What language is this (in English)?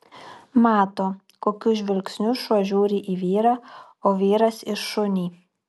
Lithuanian